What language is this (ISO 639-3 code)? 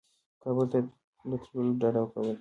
pus